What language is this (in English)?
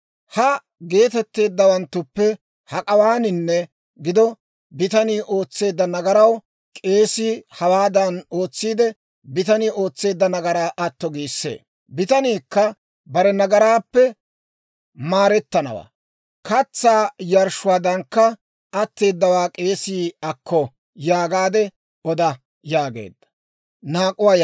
Dawro